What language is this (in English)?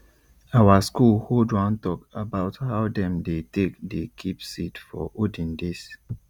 Nigerian Pidgin